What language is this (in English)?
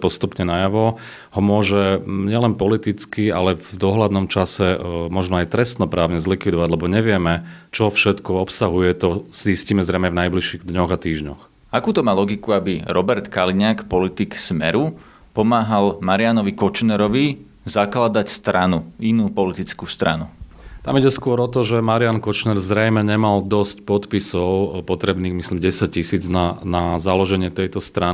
Slovak